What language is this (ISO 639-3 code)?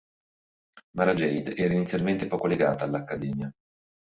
ita